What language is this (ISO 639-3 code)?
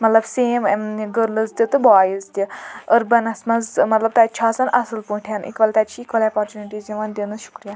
kas